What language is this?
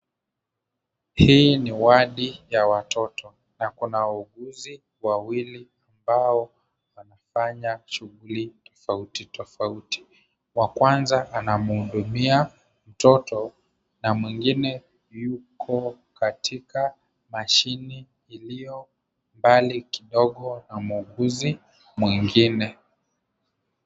Swahili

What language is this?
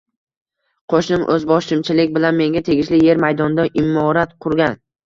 Uzbek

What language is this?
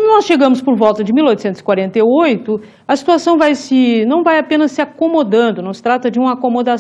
Portuguese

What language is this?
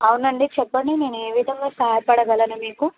Telugu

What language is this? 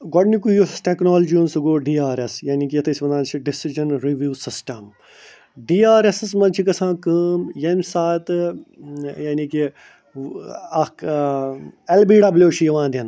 Kashmiri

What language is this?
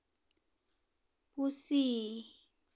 Santali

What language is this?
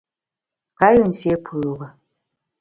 Bamun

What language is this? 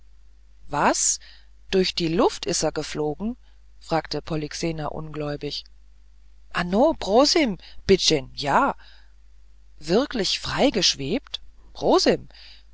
German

